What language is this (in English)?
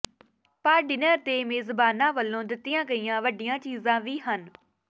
Punjabi